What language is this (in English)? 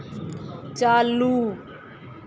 Dogri